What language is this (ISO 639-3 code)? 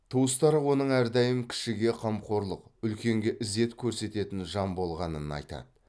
kaz